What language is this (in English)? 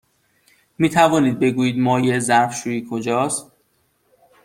Persian